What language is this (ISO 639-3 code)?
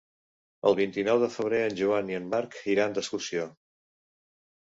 cat